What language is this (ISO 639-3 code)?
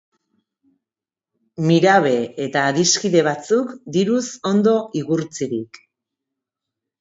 eus